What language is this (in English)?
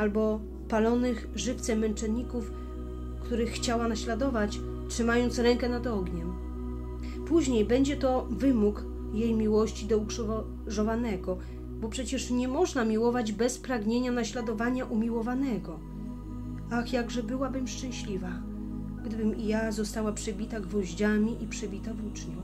Polish